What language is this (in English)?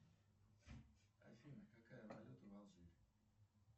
Russian